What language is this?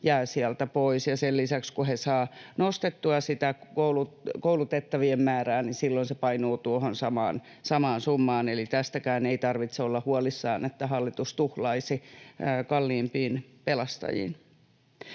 Finnish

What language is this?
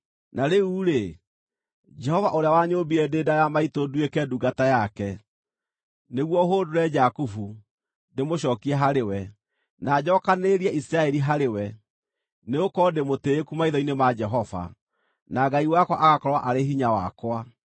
Kikuyu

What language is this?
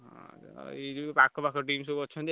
Odia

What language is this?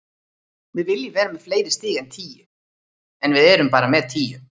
Icelandic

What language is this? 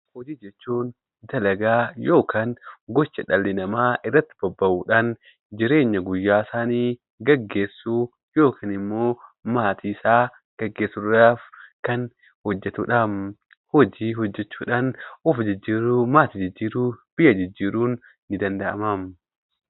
Oromo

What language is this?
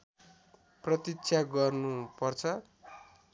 Nepali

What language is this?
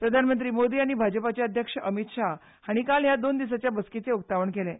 Konkani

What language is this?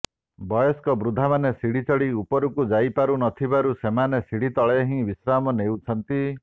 Odia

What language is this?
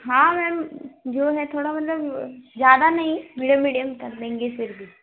Hindi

